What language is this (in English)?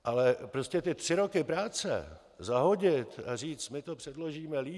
Czech